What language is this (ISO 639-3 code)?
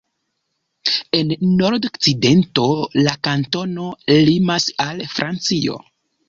epo